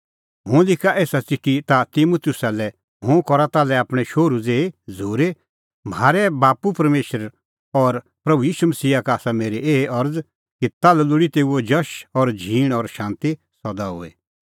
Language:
Kullu Pahari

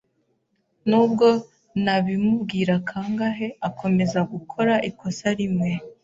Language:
Kinyarwanda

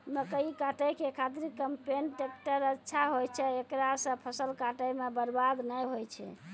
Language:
Maithili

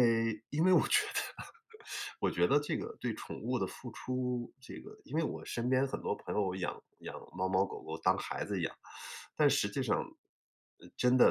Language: Chinese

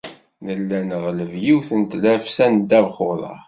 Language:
Kabyle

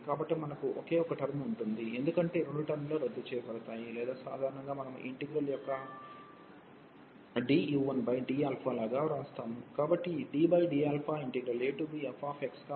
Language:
Telugu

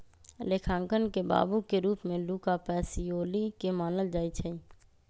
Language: Magahi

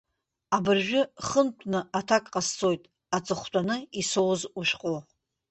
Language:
Abkhazian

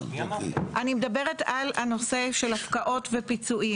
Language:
Hebrew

